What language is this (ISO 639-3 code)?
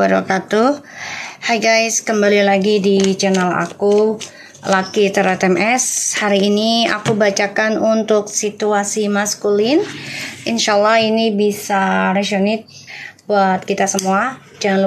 ind